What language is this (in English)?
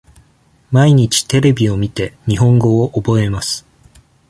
Japanese